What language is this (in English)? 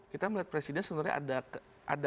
Indonesian